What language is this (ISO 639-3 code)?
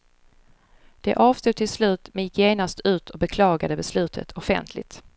swe